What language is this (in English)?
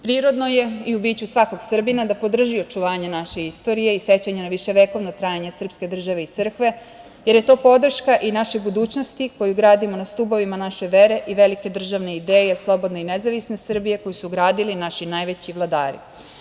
Serbian